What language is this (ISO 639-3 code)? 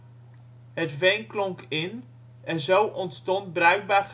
nld